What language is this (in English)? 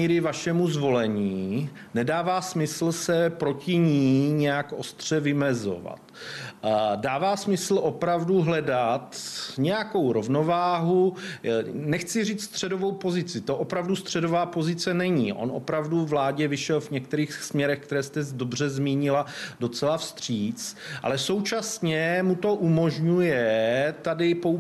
Czech